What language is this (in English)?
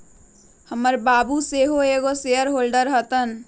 Magahi